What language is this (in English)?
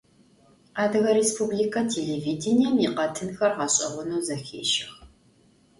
Adyghe